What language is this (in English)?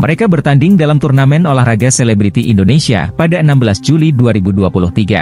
Indonesian